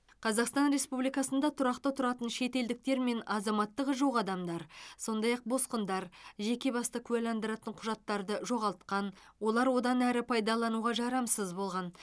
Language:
Kazakh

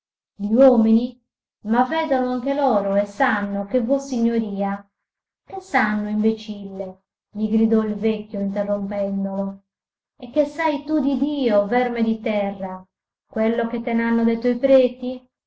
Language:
Italian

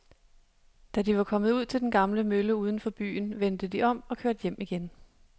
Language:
Danish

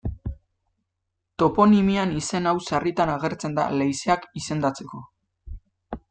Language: Basque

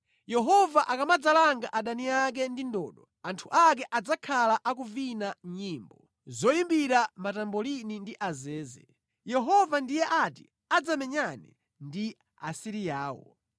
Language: Nyanja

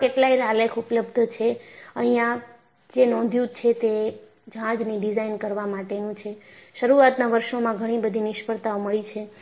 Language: Gujarati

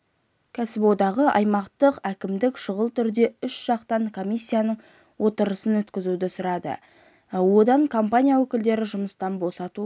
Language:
Kazakh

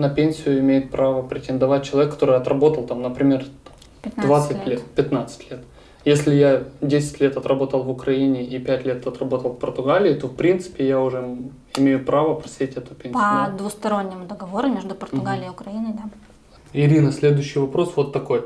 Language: Russian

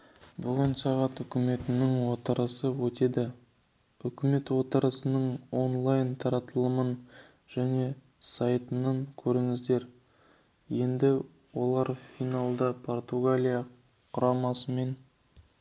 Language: Kazakh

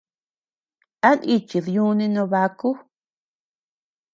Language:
Tepeuxila Cuicatec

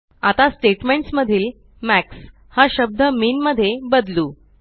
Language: Marathi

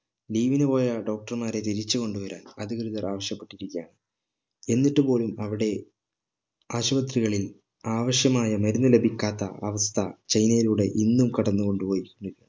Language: Malayalam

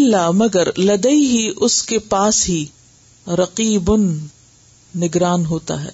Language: Urdu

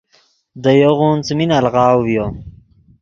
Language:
Yidgha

